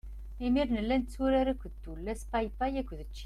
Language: Kabyle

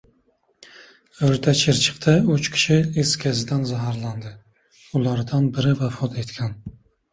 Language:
Uzbek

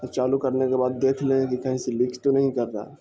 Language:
Urdu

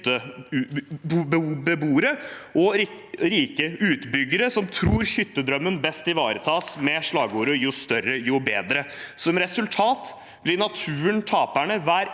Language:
Norwegian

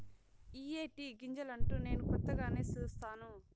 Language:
Telugu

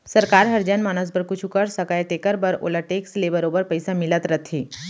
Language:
Chhattisgarhi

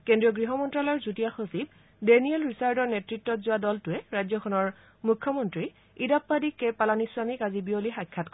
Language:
Assamese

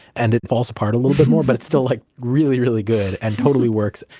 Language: English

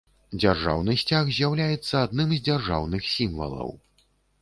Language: Belarusian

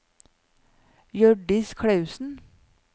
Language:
Norwegian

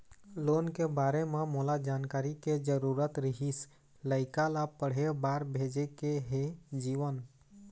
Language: Chhattisgarhi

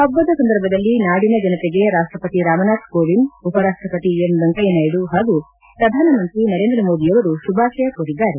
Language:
Kannada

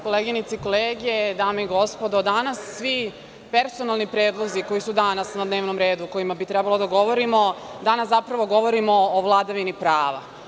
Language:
Serbian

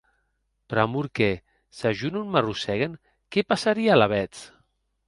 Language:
Occitan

